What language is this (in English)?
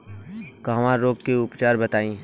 Bhojpuri